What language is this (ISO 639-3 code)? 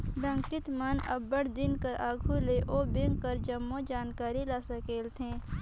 hne